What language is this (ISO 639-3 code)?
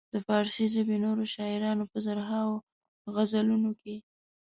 pus